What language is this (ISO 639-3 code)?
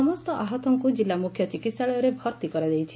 ori